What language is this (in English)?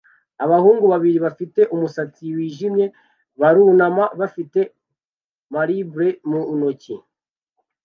Kinyarwanda